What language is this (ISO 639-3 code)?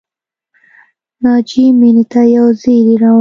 pus